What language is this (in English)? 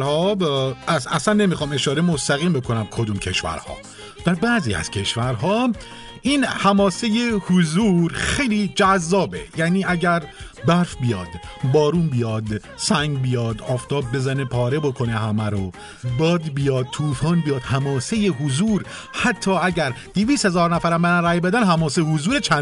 Persian